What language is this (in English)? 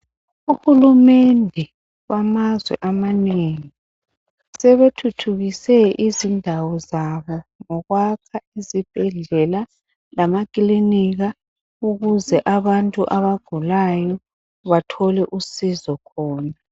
North Ndebele